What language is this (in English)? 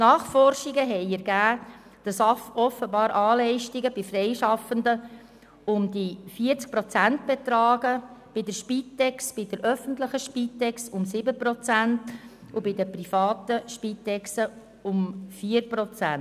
Swiss German